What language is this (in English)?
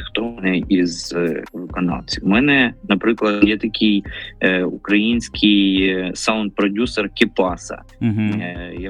Ukrainian